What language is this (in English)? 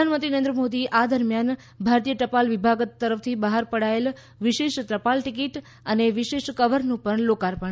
Gujarati